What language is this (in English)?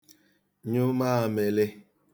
Igbo